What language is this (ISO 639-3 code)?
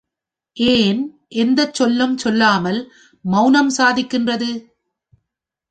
tam